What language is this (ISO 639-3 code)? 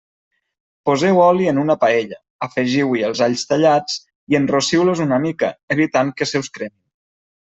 cat